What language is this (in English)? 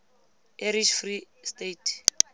Tswana